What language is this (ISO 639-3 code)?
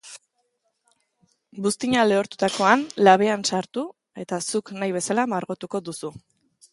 eus